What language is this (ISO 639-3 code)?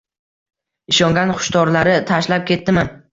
uzb